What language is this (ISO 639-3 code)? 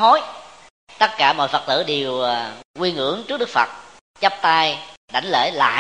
vie